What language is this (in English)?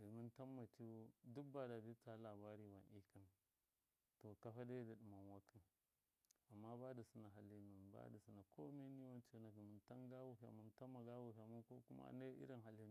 Miya